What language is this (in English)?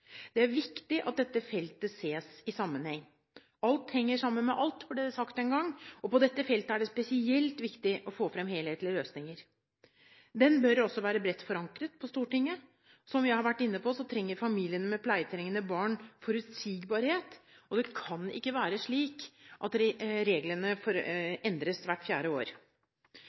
Norwegian Bokmål